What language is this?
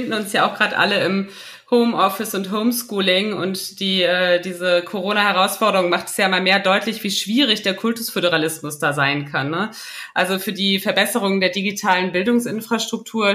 German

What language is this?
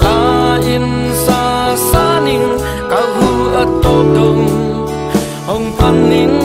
Indonesian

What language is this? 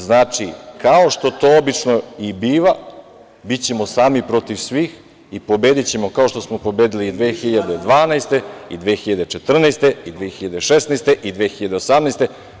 Serbian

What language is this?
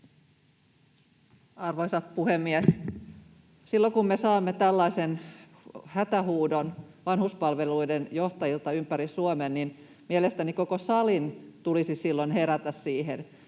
Finnish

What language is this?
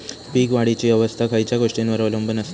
Marathi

